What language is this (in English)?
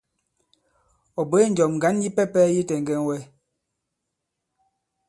Bankon